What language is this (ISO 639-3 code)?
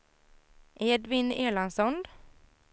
swe